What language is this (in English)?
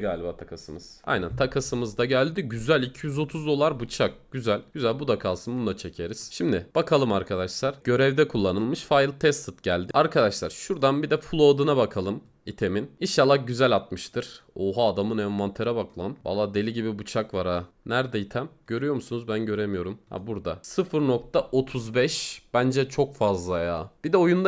Turkish